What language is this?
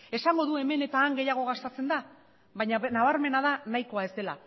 Basque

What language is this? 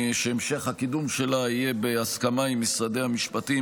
Hebrew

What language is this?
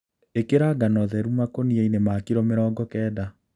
Kikuyu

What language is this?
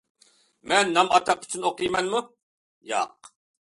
Uyghur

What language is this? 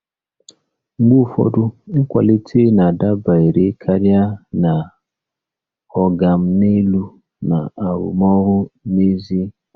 Igbo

